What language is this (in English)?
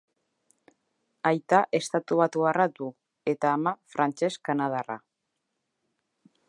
Basque